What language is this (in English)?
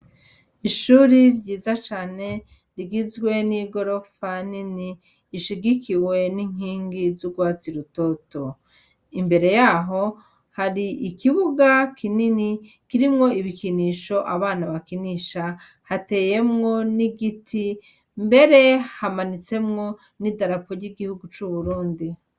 Rundi